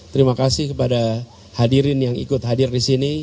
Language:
Indonesian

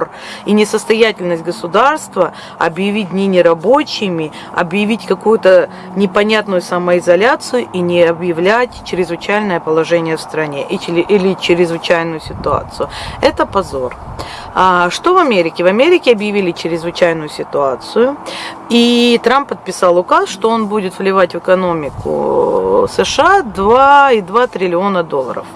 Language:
Russian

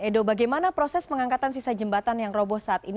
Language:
Indonesian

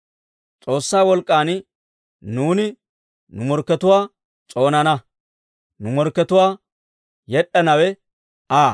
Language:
Dawro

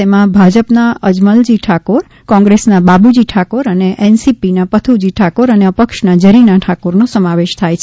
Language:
Gujarati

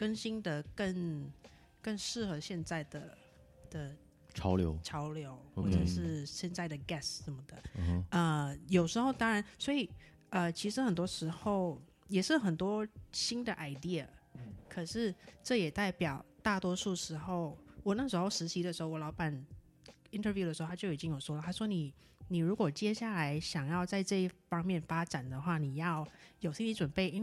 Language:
Chinese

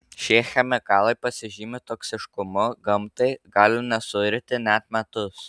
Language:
Lithuanian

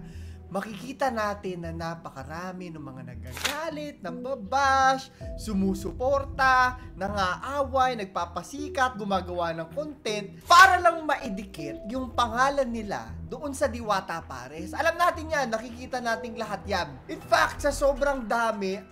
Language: Filipino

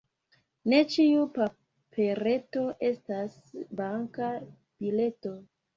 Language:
Esperanto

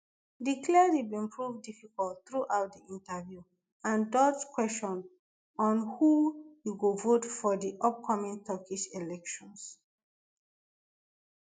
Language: Nigerian Pidgin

